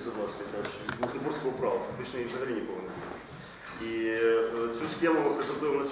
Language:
Ukrainian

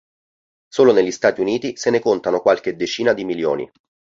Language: Italian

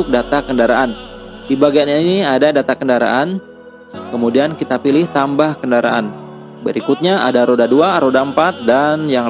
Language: Indonesian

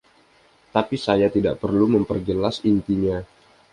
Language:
Indonesian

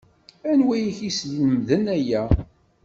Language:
Kabyle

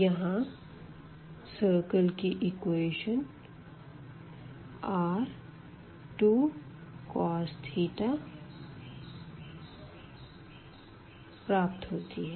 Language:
Hindi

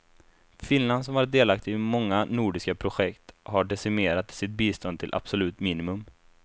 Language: Swedish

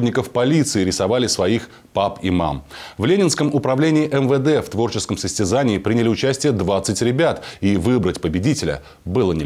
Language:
Russian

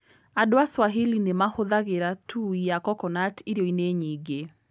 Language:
Kikuyu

